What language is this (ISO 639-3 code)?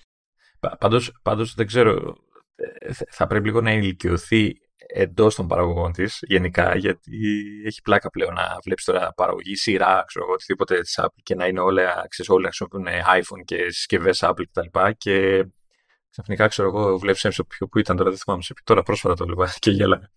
ell